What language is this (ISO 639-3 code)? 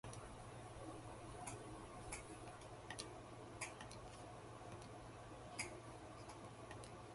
jpn